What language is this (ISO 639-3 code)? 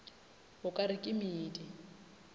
nso